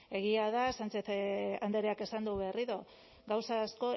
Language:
Basque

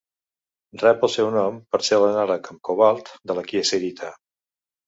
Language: Catalan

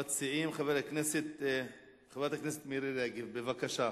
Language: Hebrew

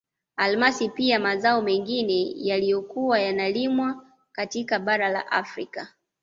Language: Swahili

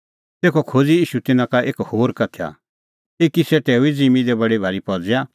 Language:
Kullu Pahari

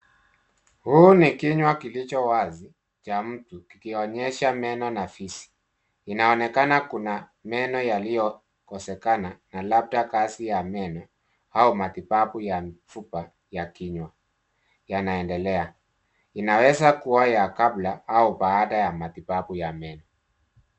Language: Swahili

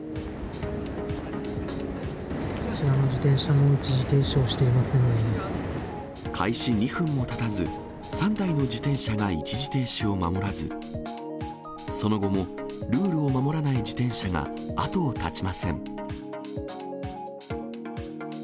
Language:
Japanese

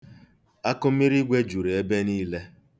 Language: Igbo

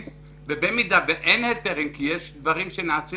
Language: Hebrew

